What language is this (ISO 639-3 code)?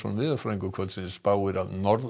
isl